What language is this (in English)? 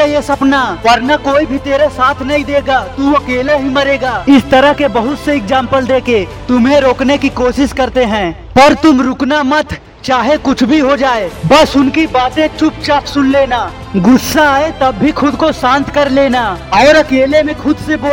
Hindi